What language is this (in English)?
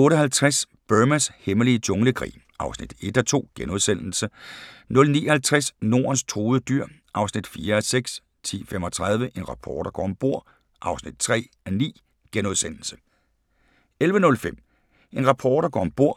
Danish